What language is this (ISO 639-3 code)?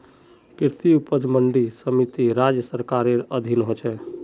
mag